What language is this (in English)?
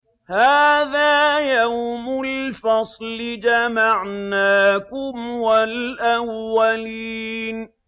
Arabic